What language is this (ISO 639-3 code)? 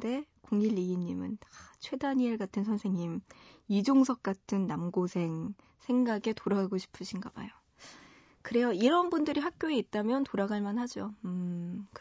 kor